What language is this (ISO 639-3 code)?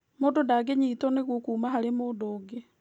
kik